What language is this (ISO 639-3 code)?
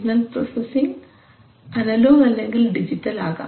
mal